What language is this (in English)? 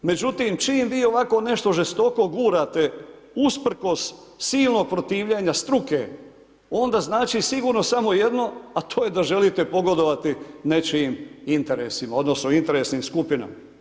Croatian